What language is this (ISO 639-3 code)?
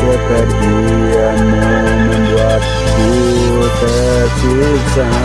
ind